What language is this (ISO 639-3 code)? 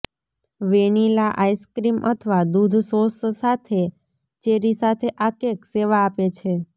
guj